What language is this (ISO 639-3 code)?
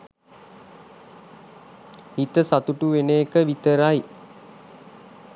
sin